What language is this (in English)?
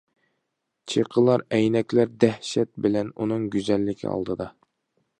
Uyghur